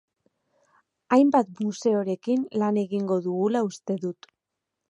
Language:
Basque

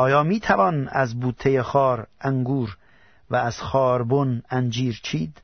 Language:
Persian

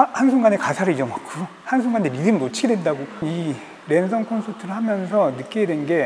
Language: Korean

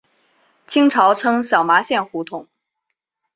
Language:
Chinese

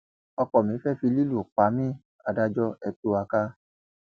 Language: Yoruba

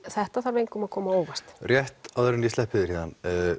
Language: Icelandic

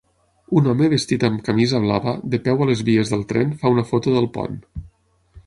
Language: Catalan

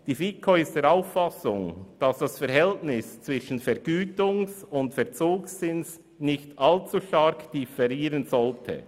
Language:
Swiss German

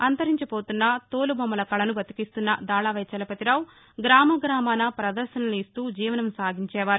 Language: Telugu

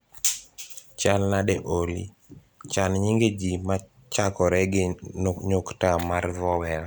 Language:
Luo (Kenya and Tanzania)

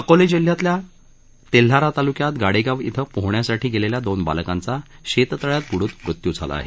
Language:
Marathi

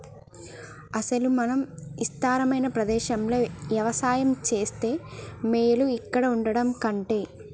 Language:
Telugu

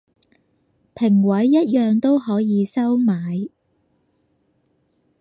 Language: Cantonese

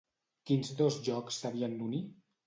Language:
Catalan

